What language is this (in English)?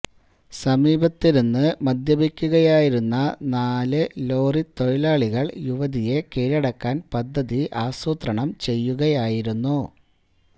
Malayalam